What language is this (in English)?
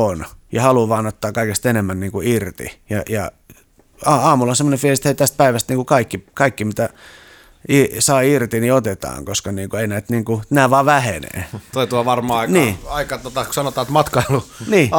Finnish